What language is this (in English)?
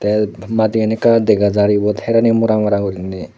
Chakma